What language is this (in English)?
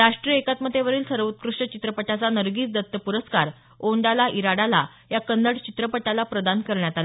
Marathi